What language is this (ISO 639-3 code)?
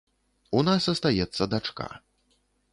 bel